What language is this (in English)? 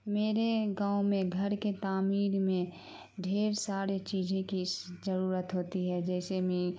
Urdu